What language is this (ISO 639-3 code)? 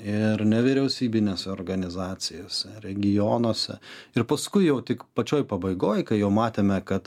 lit